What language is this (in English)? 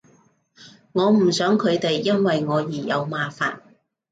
Cantonese